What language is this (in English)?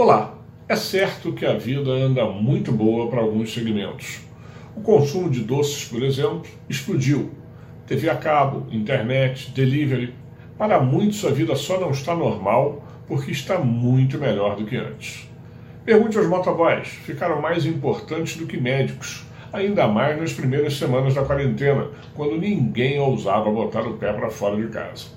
Portuguese